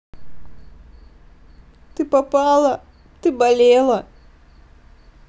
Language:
Russian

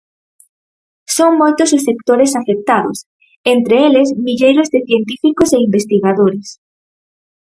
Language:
Galician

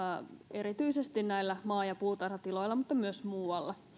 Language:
Finnish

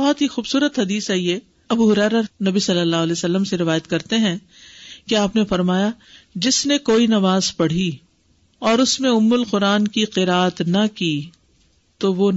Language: Urdu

